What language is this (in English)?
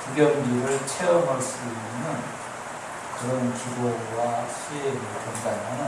Korean